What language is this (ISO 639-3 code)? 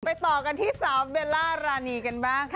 tha